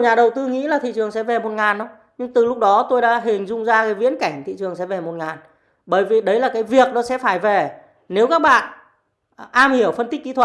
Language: Vietnamese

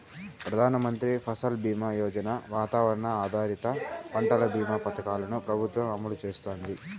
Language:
Telugu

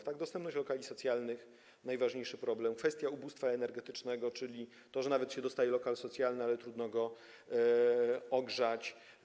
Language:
Polish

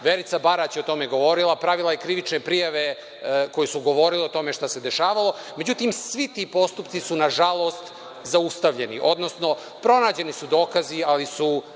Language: Serbian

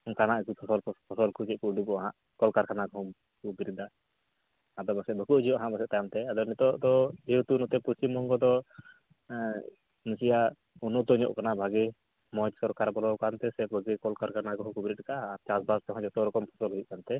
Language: Santali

